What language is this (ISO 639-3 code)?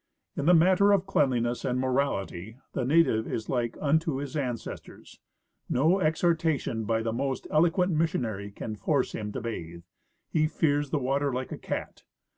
eng